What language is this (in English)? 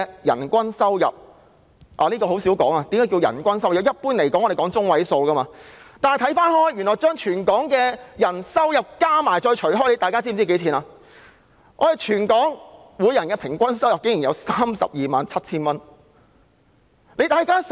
Cantonese